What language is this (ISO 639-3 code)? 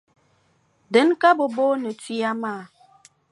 dag